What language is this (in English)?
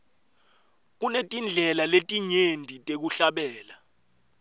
Swati